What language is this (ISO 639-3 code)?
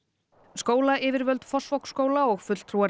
isl